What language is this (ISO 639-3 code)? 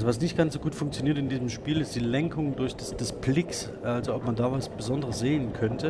deu